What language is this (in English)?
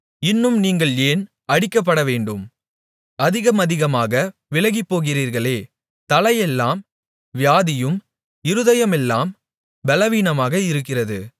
Tamil